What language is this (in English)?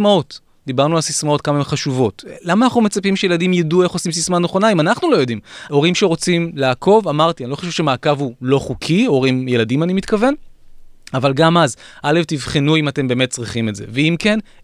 Hebrew